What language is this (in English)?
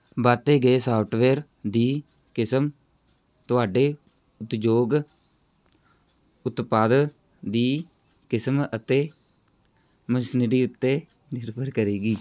Punjabi